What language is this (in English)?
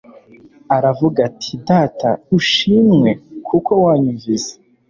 Kinyarwanda